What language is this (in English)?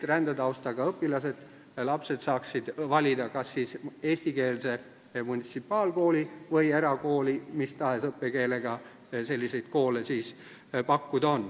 Estonian